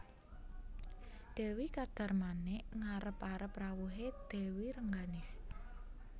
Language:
Javanese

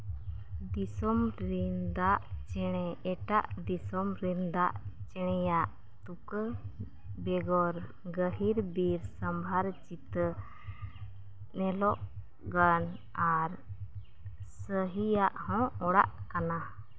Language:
Santali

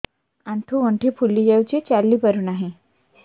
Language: Odia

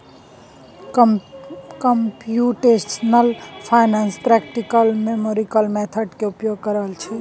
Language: Maithili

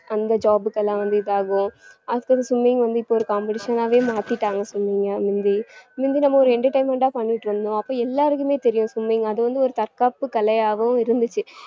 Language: Tamil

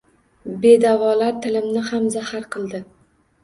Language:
Uzbek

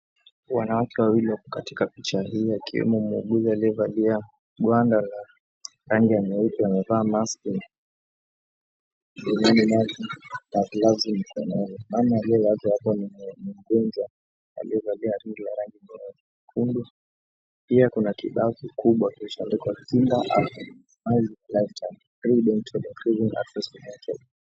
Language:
Swahili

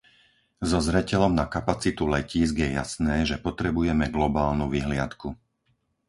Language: Slovak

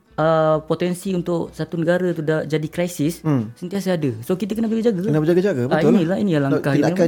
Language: Malay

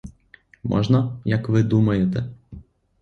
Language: Ukrainian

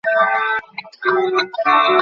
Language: Bangla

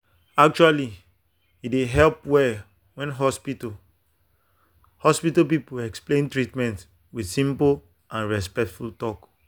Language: Nigerian Pidgin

